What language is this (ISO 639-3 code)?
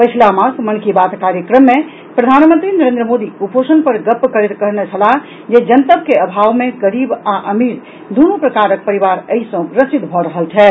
mai